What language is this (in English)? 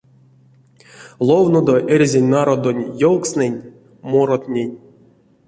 Erzya